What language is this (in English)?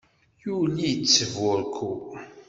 Kabyle